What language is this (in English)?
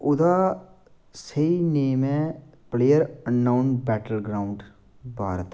Dogri